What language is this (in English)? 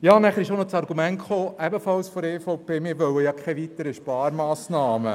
Swiss German